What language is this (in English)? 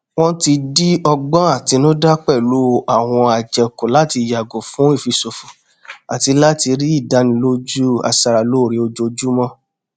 Yoruba